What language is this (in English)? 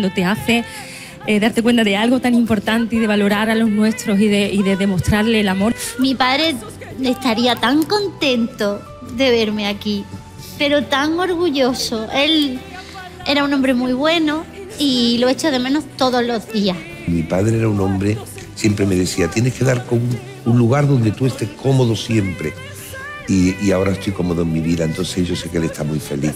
Spanish